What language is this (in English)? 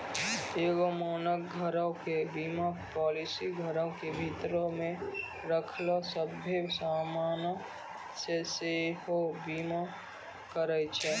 Maithili